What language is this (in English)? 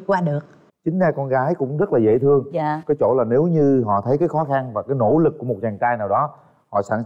Vietnamese